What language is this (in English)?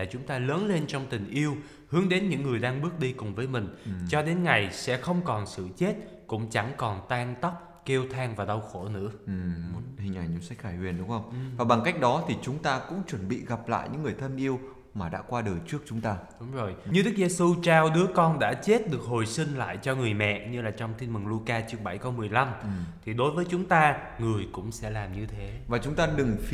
Vietnamese